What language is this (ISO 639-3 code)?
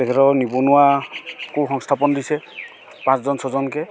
asm